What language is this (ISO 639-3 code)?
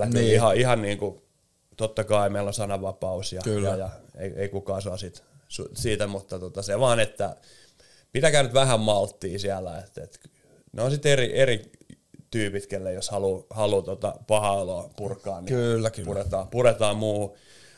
fin